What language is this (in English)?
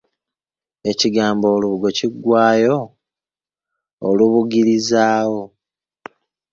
Ganda